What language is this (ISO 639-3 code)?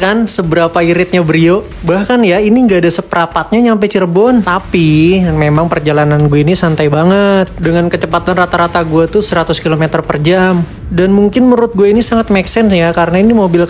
ind